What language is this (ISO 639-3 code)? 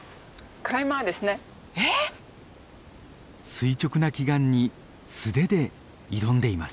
jpn